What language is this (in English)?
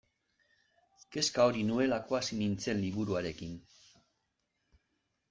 Basque